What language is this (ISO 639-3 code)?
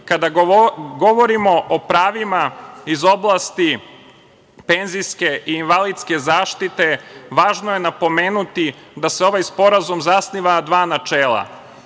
srp